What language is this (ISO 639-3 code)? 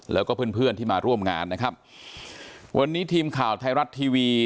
tha